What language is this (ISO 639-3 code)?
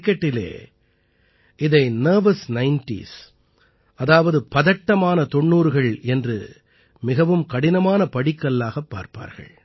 tam